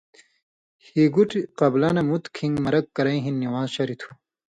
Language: Indus Kohistani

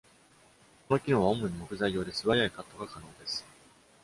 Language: Japanese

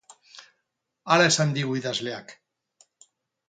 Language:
Basque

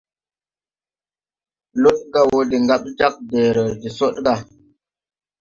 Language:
Tupuri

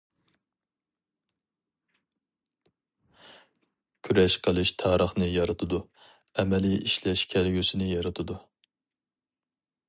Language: Uyghur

